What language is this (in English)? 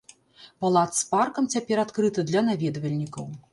Belarusian